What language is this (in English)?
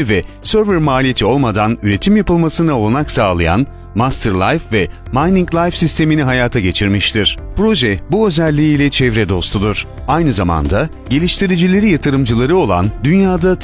Turkish